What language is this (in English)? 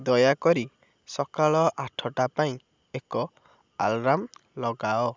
Odia